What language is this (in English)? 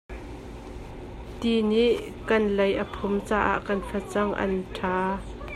Hakha Chin